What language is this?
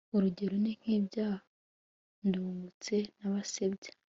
Kinyarwanda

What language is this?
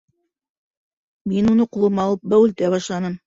Bashkir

